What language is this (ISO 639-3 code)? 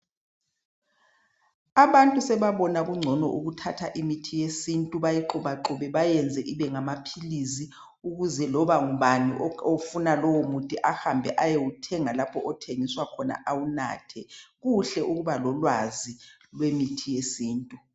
nde